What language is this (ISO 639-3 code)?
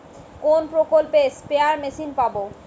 ben